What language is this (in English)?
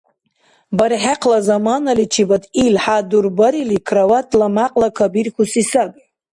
Dargwa